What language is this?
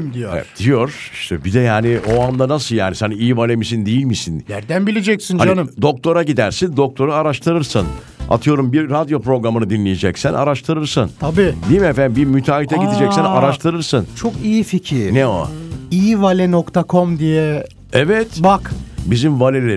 Turkish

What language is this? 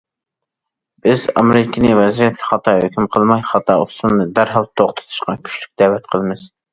Uyghur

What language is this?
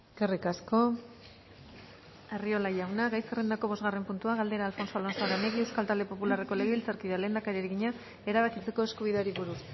Basque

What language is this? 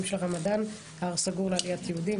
Hebrew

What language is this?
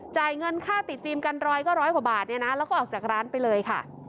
Thai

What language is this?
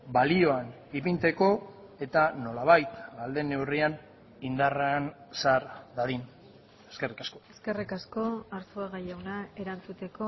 Basque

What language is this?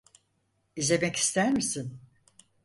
Turkish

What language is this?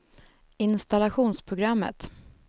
Swedish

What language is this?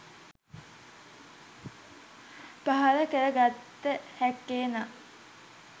Sinhala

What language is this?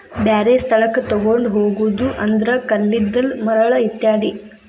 Kannada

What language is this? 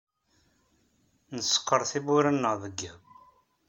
Kabyle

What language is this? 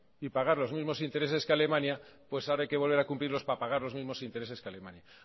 Spanish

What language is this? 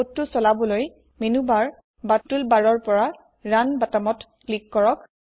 Assamese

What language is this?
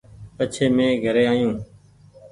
Goaria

